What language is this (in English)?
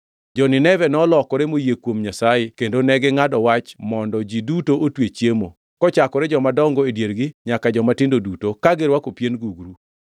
Luo (Kenya and Tanzania)